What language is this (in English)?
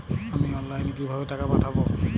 Bangla